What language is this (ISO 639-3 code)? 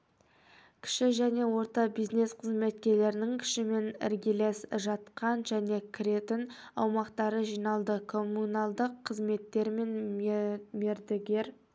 kaz